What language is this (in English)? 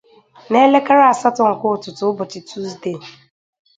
Igbo